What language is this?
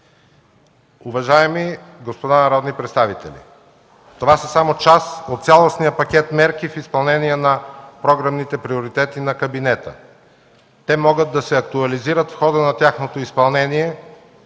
Bulgarian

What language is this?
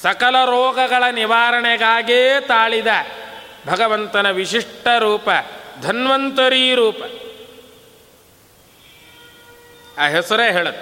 Kannada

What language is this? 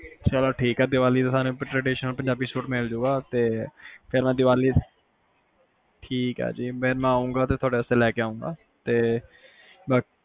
Punjabi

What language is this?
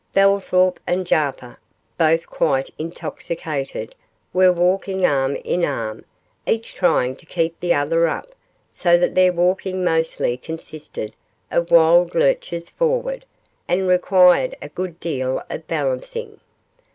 English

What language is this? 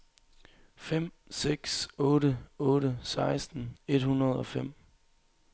Danish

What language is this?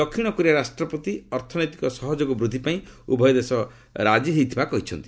Odia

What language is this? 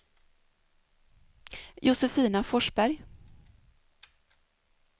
Swedish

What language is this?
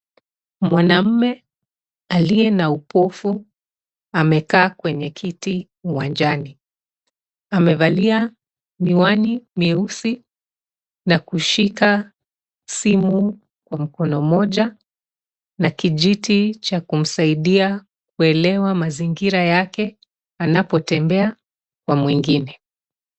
Swahili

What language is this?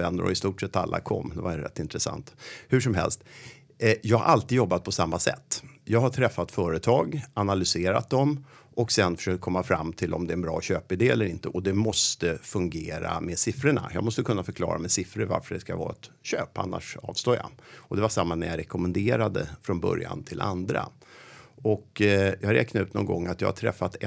Swedish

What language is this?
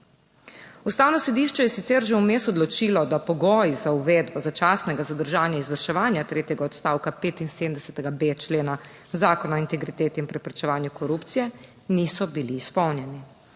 Slovenian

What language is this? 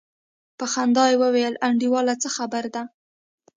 Pashto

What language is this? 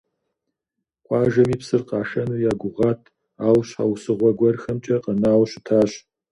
Kabardian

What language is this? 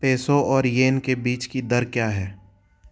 Hindi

